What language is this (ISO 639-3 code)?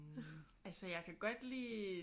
dan